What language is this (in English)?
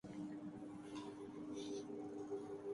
Urdu